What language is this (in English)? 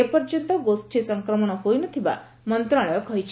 Odia